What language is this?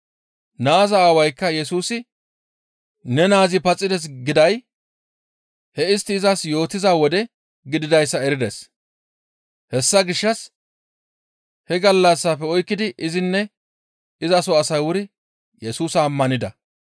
Gamo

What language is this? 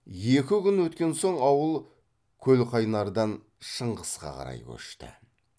Kazakh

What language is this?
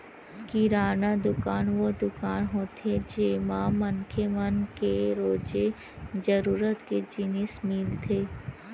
Chhattisgarhi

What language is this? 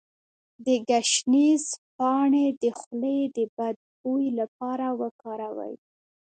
Pashto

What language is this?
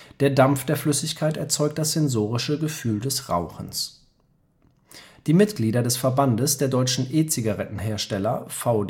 German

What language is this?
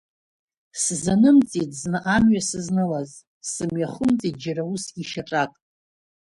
Abkhazian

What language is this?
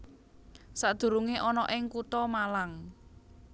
Javanese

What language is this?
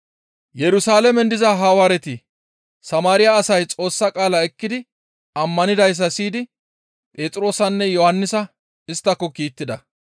Gamo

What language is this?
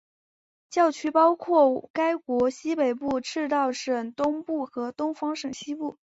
Chinese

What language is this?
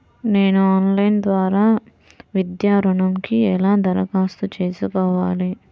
Telugu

